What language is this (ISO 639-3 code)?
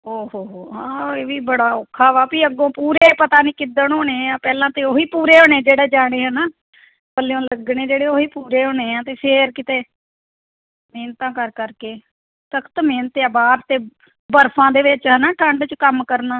pan